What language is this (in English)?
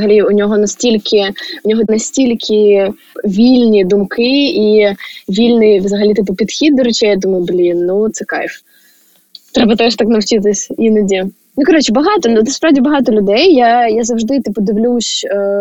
Ukrainian